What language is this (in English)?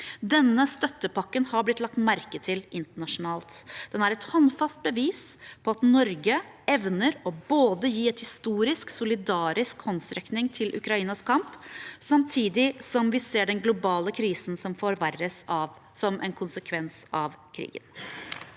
Norwegian